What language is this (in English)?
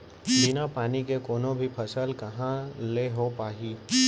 Chhattisgarhi